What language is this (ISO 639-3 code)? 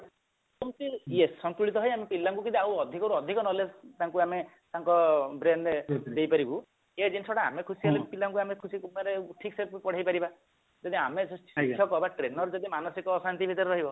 ori